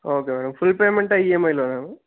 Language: Telugu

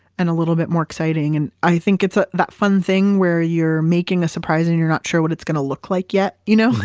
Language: English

